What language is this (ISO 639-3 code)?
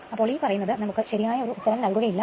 mal